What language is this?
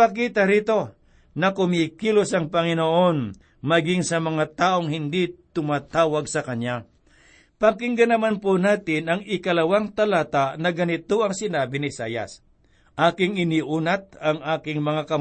Filipino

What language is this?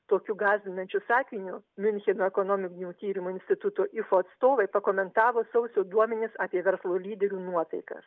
Lithuanian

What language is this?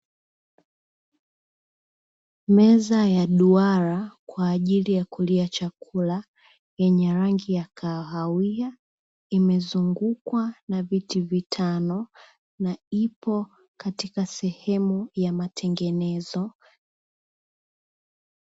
Swahili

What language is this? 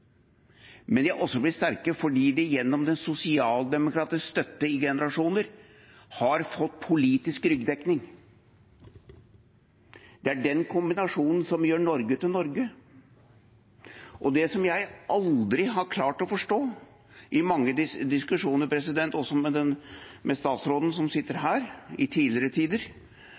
Norwegian Bokmål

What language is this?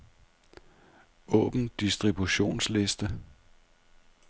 Danish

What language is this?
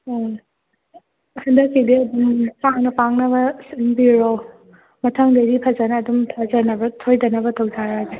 Manipuri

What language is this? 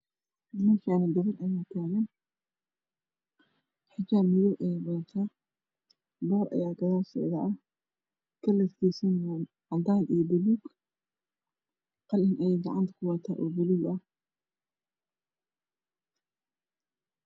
Somali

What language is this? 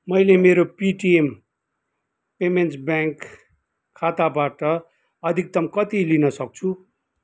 Nepali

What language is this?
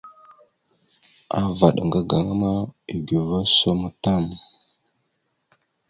Mada (Cameroon)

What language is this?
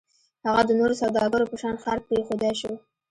Pashto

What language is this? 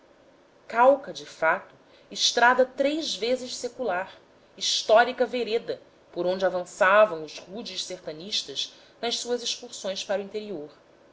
Portuguese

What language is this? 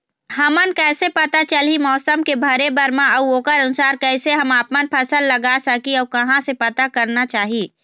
Chhattisgarhi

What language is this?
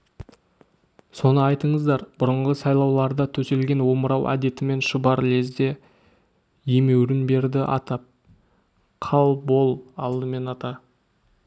Kazakh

